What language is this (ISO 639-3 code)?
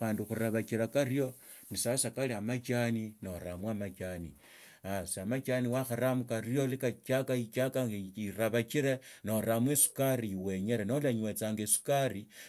lto